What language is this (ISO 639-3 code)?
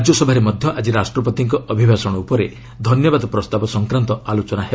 ori